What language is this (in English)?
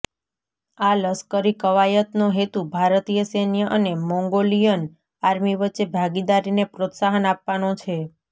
Gujarati